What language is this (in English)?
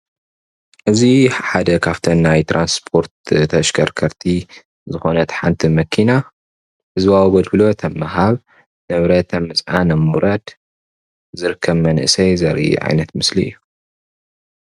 Tigrinya